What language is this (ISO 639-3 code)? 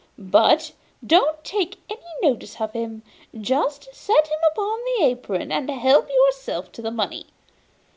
eng